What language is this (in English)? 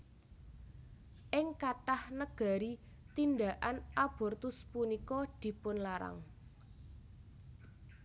Javanese